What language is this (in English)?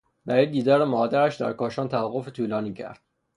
Persian